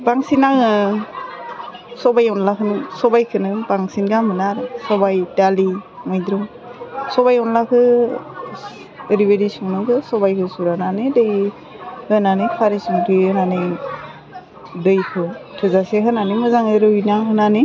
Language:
Bodo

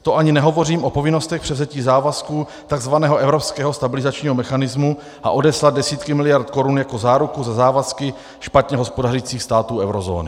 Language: Czech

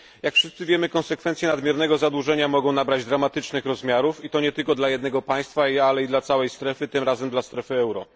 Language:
Polish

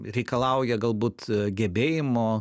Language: Lithuanian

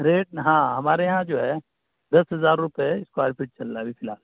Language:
Urdu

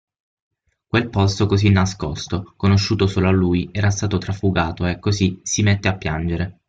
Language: Italian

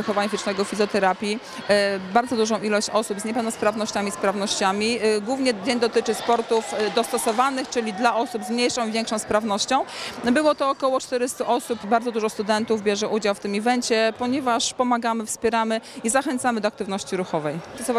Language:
Polish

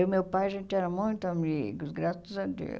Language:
Portuguese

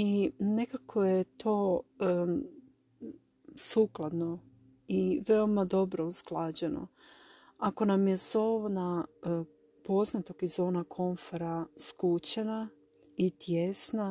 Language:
Croatian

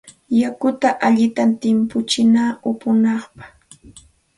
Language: Santa Ana de Tusi Pasco Quechua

